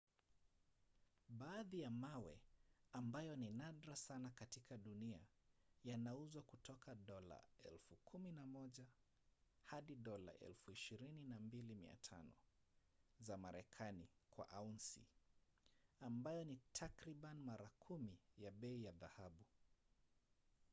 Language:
Swahili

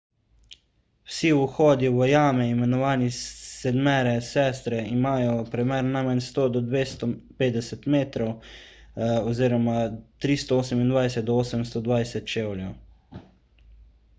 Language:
Slovenian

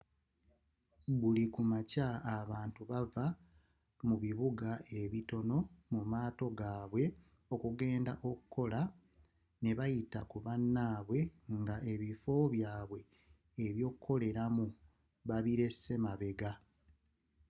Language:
Ganda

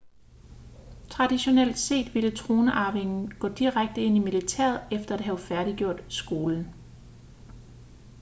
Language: Danish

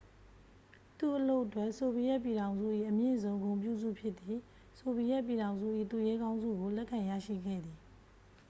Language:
Burmese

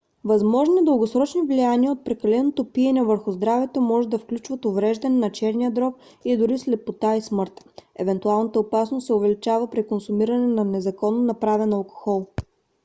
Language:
Bulgarian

